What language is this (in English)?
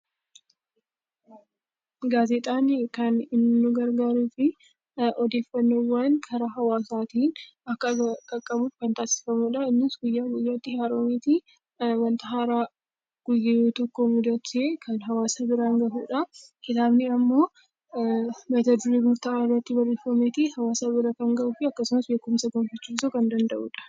Oromo